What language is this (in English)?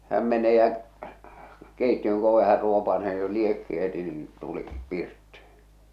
Finnish